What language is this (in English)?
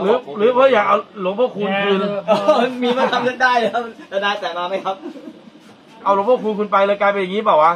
Thai